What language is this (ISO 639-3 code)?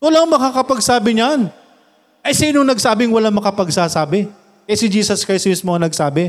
fil